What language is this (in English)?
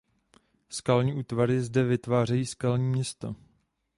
Czech